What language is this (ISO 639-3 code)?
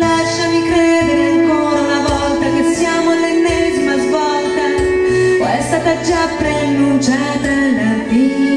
por